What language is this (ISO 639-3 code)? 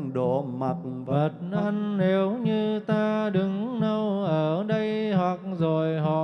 vie